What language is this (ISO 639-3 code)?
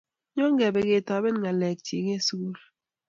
kln